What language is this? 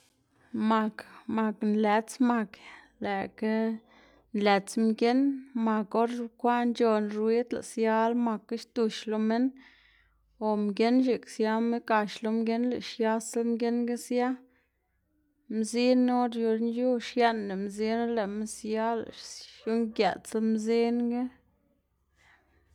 Xanaguía Zapotec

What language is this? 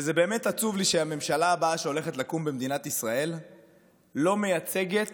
Hebrew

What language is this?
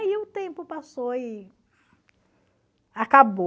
Portuguese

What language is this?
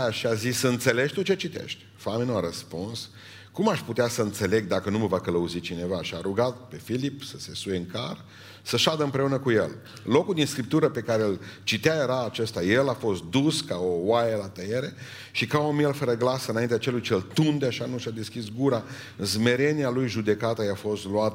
Romanian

